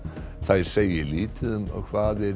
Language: Icelandic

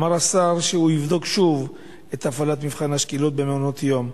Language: Hebrew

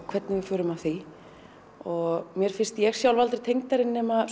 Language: Icelandic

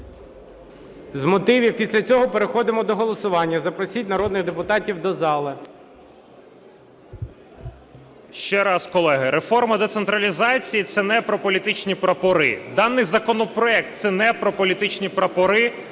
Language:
Ukrainian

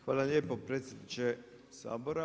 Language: Croatian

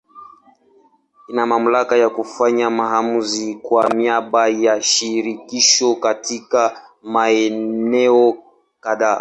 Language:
Swahili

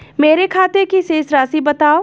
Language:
Hindi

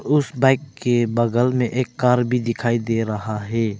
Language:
Hindi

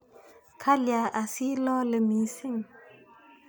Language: Kalenjin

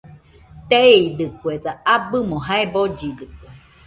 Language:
Nüpode Huitoto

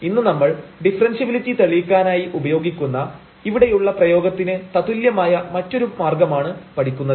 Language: Malayalam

